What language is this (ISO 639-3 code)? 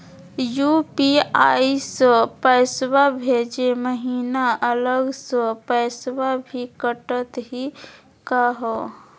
mag